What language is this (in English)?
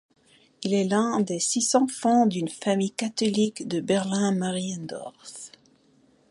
French